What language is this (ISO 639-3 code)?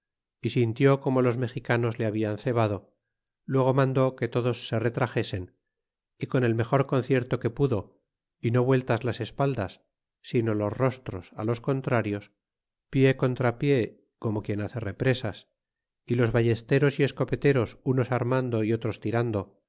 spa